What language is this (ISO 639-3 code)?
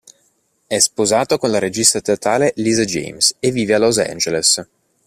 ita